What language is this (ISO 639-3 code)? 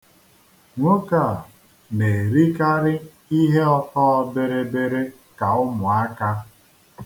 ibo